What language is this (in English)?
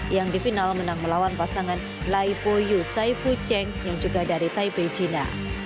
Indonesian